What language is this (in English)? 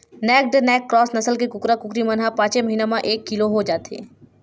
Chhattisgarhi